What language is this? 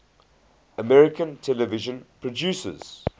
English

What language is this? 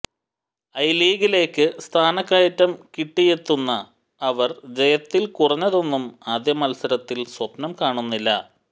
Malayalam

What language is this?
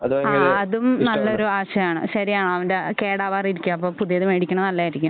Malayalam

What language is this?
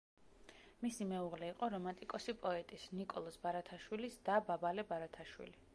Georgian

